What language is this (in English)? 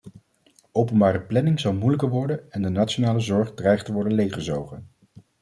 Dutch